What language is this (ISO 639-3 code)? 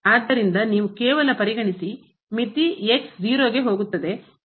kan